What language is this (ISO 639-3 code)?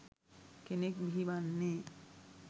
sin